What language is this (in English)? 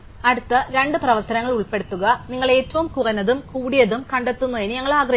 Malayalam